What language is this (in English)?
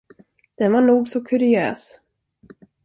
Swedish